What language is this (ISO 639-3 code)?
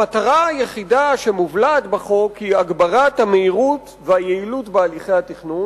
heb